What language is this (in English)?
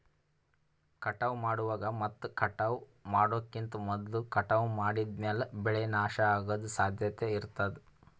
Kannada